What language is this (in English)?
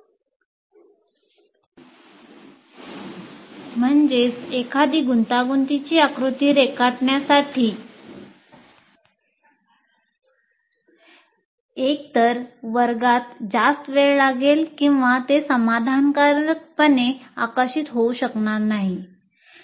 Marathi